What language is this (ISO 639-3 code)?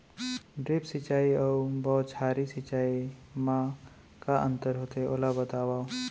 hne